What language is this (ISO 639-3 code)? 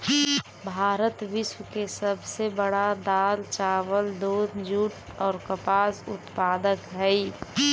mag